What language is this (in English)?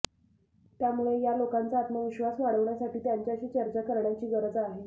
Marathi